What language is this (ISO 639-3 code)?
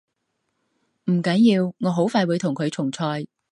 yue